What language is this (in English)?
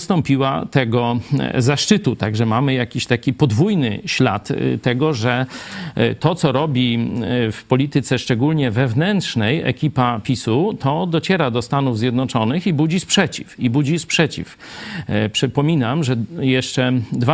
Polish